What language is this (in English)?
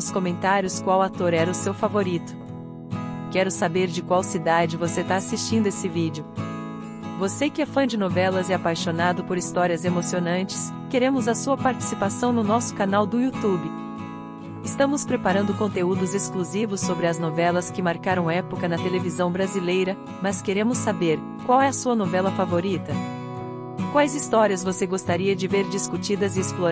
Portuguese